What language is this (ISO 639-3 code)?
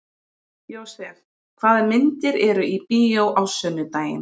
isl